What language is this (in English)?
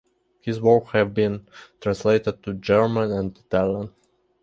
English